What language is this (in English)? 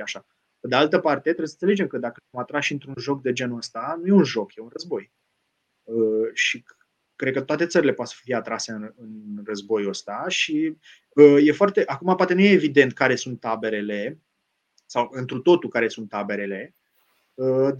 Romanian